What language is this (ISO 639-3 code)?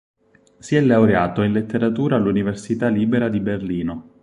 ita